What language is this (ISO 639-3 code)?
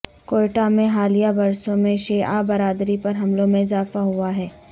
urd